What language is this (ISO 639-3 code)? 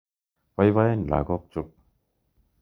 kln